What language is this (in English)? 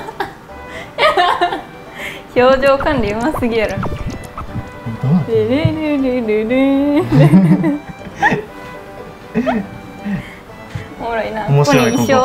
Japanese